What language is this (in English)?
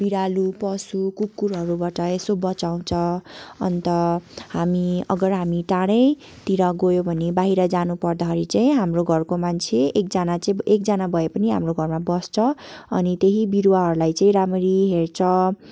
Nepali